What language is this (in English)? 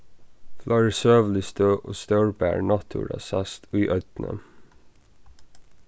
Faroese